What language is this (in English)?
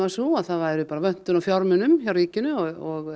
Icelandic